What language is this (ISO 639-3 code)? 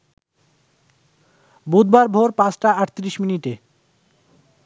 ben